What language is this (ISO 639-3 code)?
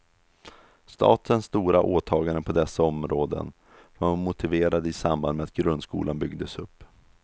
swe